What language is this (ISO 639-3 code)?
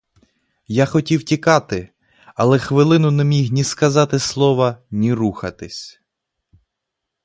ukr